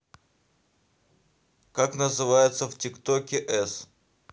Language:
Russian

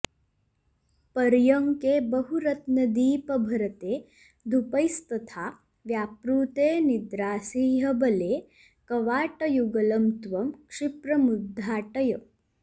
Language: Sanskrit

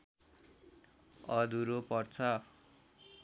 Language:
Nepali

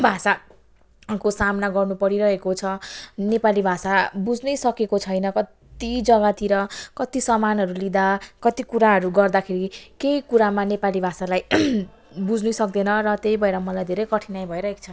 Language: Nepali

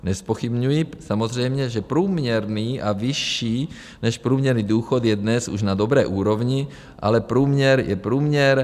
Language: Czech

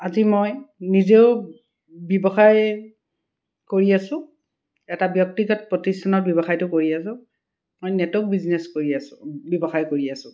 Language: Assamese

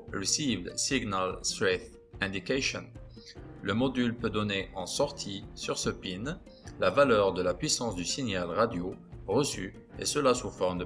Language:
French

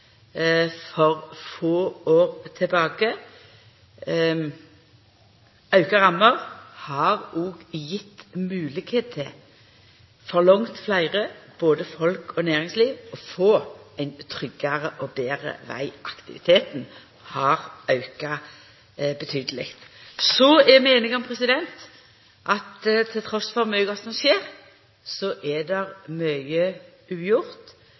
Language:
Norwegian Nynorsk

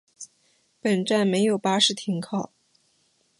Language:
Chinese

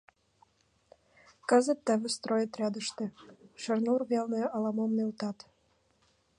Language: Mari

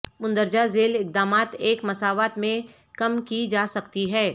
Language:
Urdu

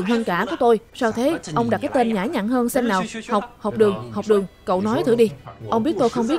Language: Vietnamese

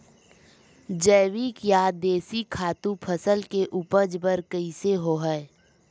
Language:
Chhattisgarhi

